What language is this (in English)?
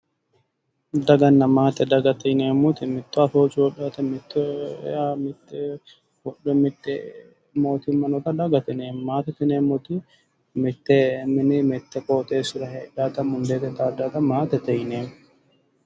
Sidamo